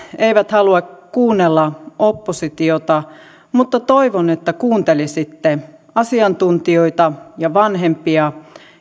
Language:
Finnish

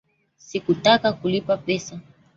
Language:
Swahili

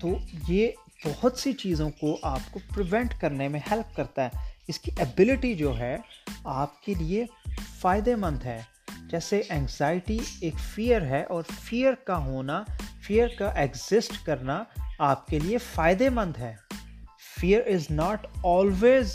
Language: Urdu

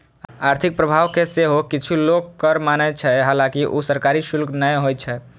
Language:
Maithili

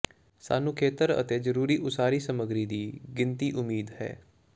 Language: Punjabi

